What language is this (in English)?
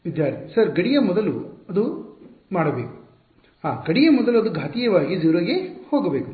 Kannada